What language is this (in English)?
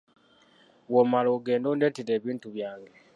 Ganda